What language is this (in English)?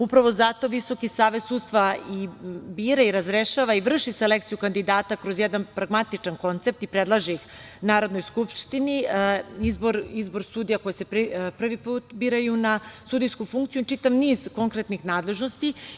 Serbian